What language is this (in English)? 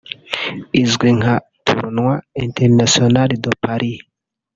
Kinyarwanda